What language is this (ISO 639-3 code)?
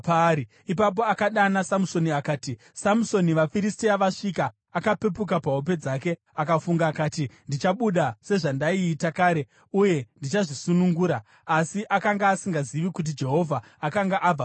sna